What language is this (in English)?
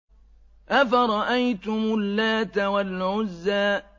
Arabic